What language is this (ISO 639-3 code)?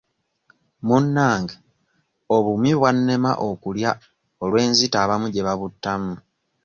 lug